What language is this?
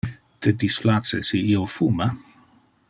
Interlingua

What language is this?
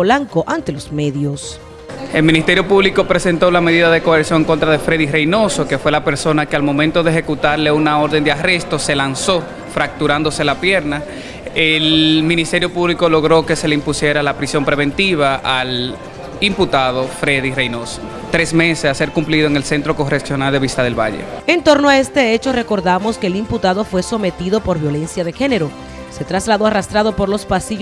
Spanish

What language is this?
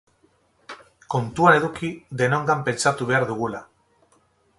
Basque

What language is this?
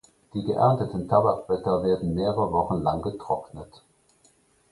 German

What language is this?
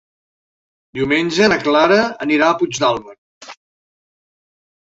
Catalan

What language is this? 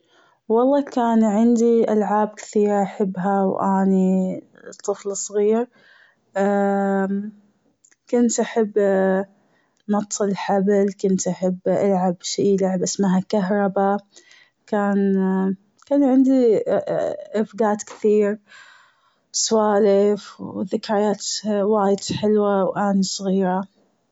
Gulf Arabic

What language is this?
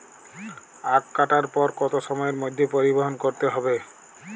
Bangla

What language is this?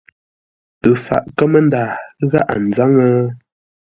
Ngombale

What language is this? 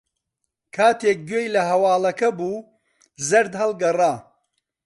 Central Kurdish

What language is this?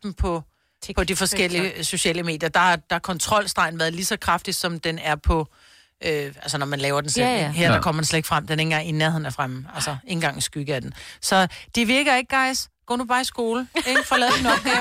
Danish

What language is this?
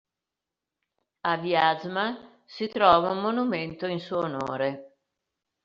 Italian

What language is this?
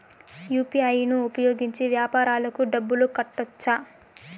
Telugu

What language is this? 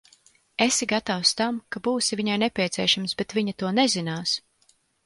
Latvian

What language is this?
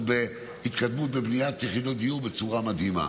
Hebrew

